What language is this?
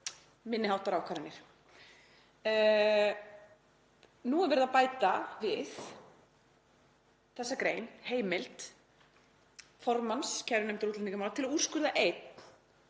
Icelandic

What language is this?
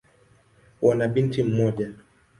Swahili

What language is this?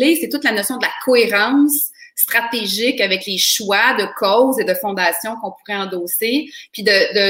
French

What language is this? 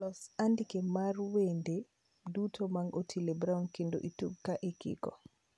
Luo (Kenya and Tanzania)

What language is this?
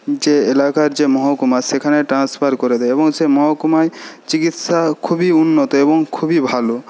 Bangla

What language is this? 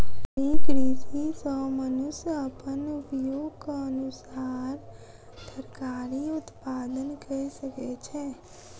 Maithili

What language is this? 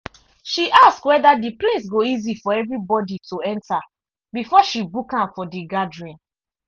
Nigerian Pidgin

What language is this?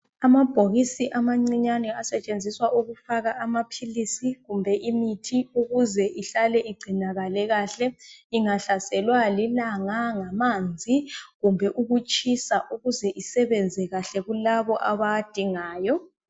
North Ndebele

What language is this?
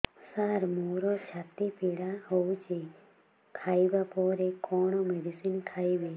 Odia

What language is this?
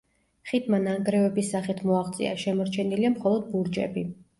Georgian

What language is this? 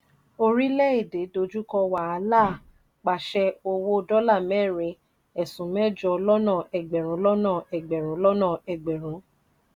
Yoruba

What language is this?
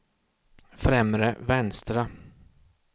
Swedish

